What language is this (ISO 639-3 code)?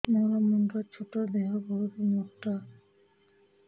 ori